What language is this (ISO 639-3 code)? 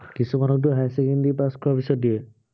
asm